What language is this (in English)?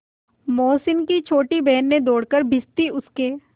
Hindi